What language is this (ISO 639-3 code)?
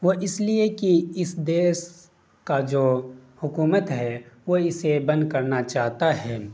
urd